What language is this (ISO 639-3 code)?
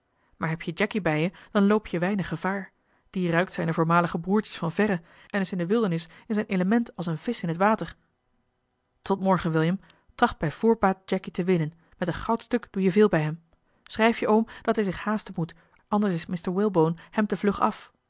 nld